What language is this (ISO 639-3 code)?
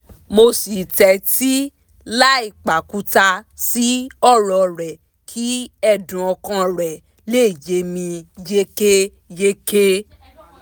yor